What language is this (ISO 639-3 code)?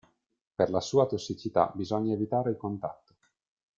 ita